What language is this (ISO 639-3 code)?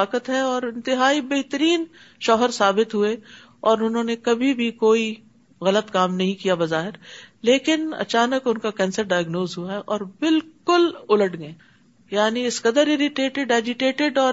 urd